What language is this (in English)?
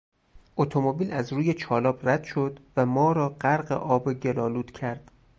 Persian